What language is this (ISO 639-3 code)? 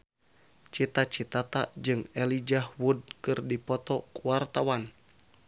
sun